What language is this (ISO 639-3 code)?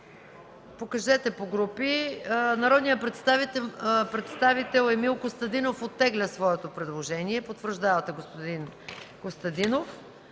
bul